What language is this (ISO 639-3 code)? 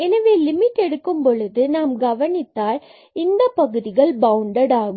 tam